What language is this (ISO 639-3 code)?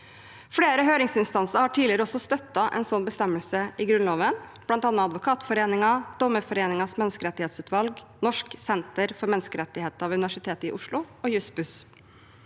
nor